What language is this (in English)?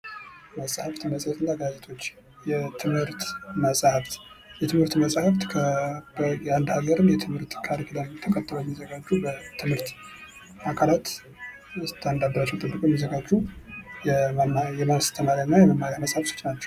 Amharic